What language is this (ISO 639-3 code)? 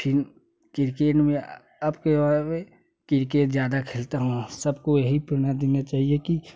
hin